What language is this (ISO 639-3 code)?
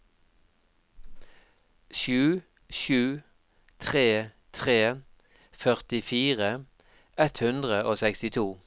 nor